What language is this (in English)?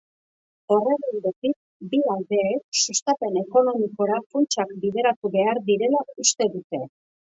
Basque